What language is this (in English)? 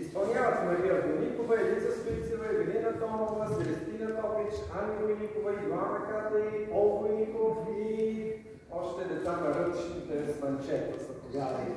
Bulgarian